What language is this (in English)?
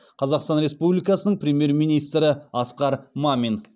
Kazakh